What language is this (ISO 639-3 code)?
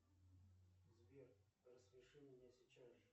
rus